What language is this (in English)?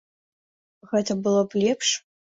Belarusian